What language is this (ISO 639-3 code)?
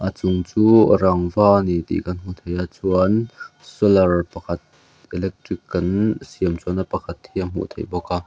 lus